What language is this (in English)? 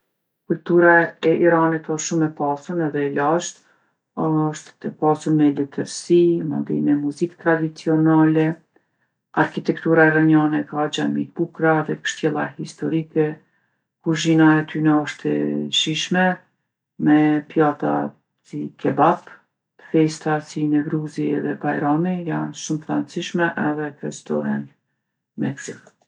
Gheg Albanian